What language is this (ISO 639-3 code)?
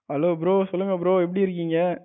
tam